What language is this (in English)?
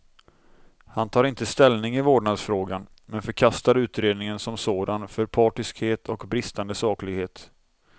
Swedish